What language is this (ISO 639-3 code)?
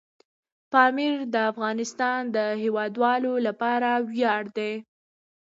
pus